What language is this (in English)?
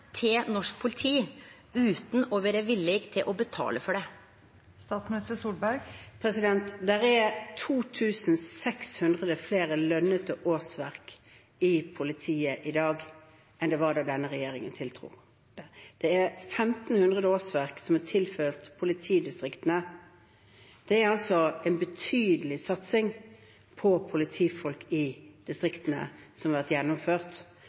Norwegian